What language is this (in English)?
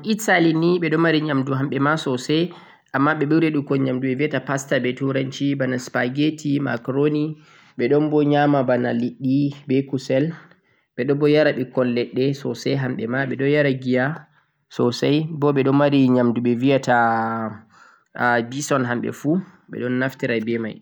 Central-Eastern Niger Fulfulde